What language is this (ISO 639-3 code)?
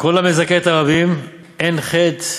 heb